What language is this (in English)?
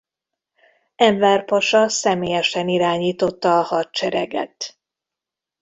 Hungarian